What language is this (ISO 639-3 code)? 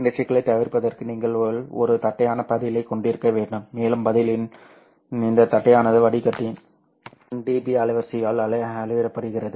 tam